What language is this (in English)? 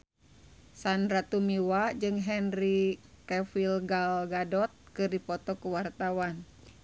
Sundanese